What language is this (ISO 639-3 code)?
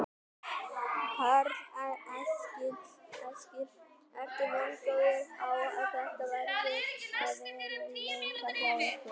isl